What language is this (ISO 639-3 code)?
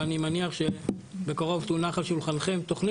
heb